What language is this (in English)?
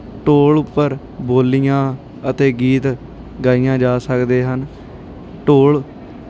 Punjabi